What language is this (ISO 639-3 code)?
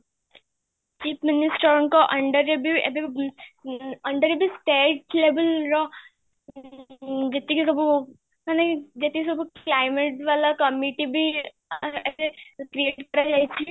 ori